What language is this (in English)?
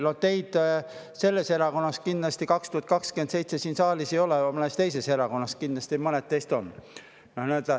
Estonian